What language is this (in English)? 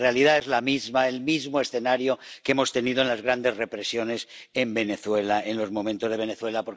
Spanish